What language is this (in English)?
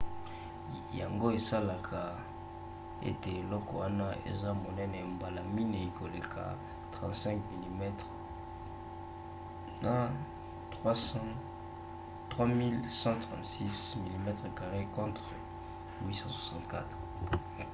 Lingala